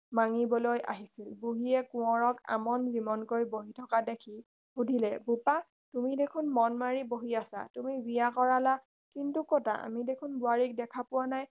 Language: Assamese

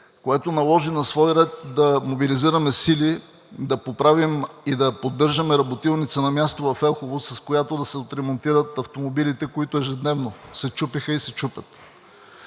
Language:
Bulgarian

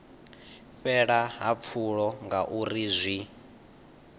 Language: Venda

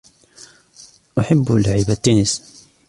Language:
Arabic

